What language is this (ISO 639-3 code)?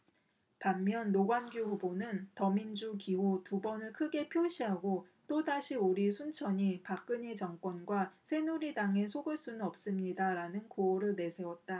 kor